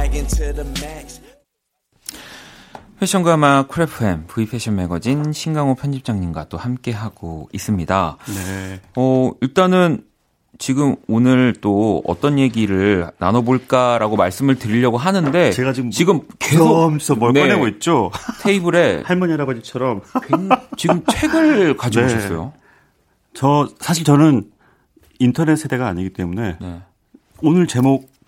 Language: Korean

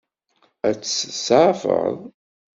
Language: Kabyle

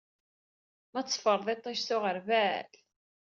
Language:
Kabyle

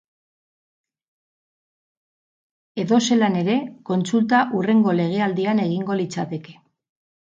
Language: Basque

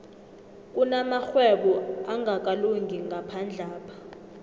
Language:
South Ndebele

